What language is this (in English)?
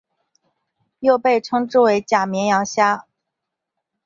Chinese